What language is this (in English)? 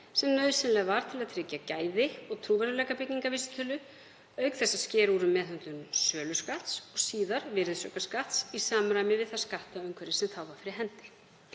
Icelandic